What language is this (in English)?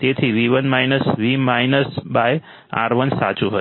Gujarati